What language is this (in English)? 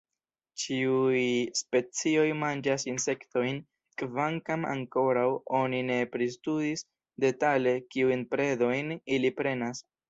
Esperanto